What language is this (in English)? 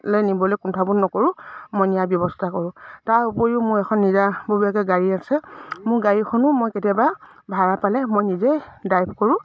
Assamese